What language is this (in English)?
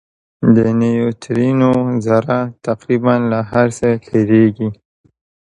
Pashto